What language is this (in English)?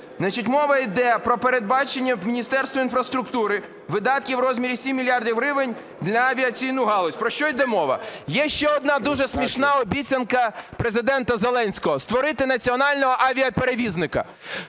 Ukrainian